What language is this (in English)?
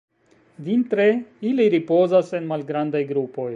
Esperanto